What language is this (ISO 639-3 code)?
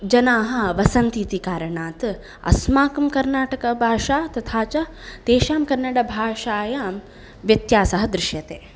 san